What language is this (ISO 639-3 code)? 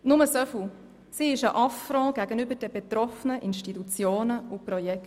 gsw